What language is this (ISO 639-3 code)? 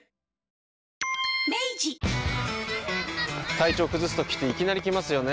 jpn